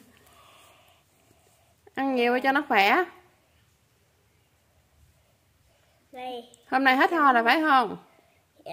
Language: Vietnamese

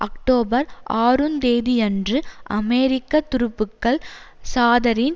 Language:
Tamil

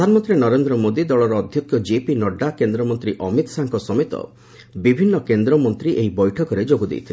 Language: Odia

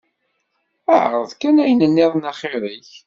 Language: Kabyle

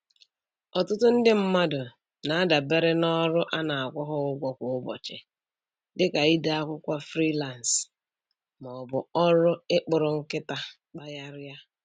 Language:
Igbo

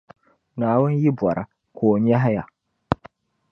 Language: Dagbani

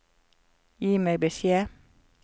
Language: Norwegian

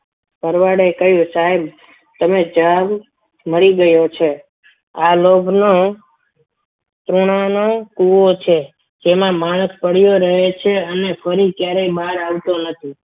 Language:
Gujarati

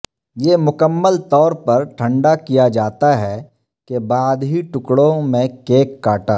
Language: Urdu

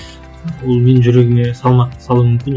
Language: Kazakh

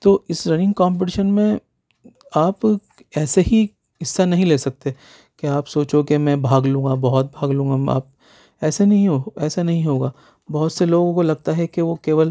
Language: Urdu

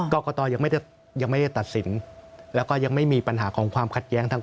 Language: Thai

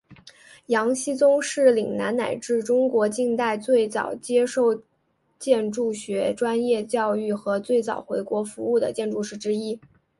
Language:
Chinese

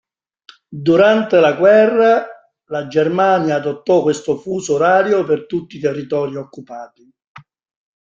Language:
Italian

